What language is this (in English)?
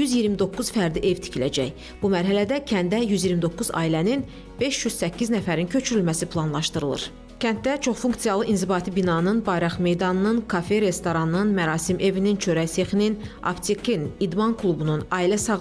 Turkish